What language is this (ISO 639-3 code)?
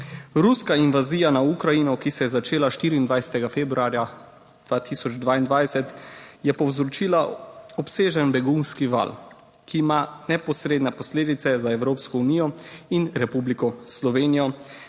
slv